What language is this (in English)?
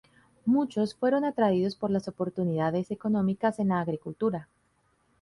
Spanish